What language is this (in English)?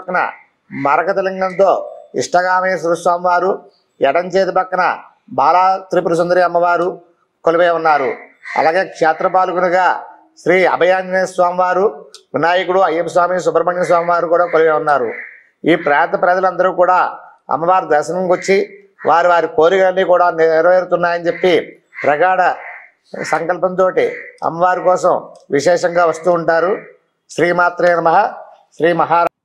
Telugu